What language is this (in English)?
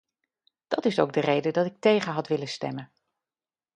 Dutch